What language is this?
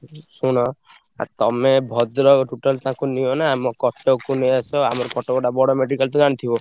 Odia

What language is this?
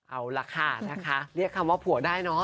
Thai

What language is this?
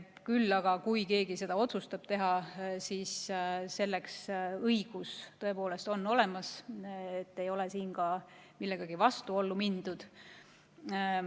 Estonian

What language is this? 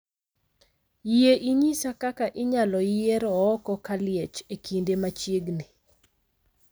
Luo (Kenya and Tanzania)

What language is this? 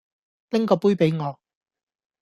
Cantonese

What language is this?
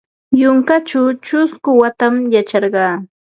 Ambo-Pasco Quechua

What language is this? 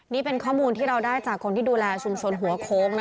Thai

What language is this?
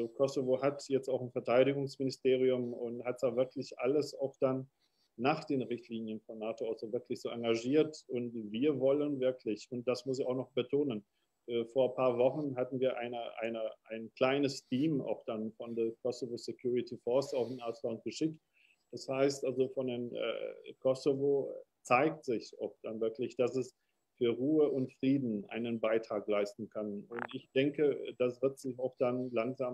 German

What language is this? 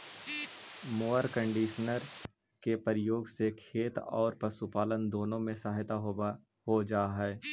Magahi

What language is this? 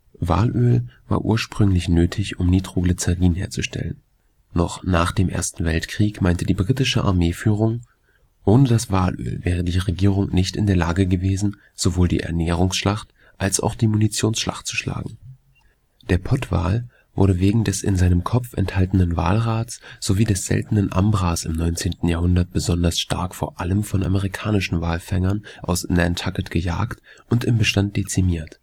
German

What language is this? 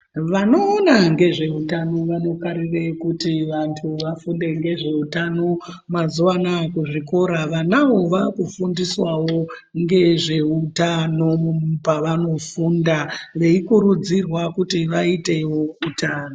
Ndau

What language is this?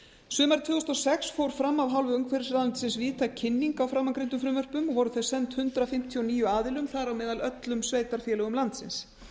Icelandic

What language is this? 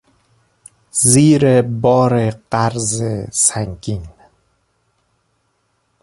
Persian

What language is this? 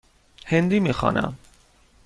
Persian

